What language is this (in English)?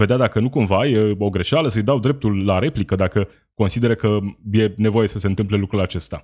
Romanian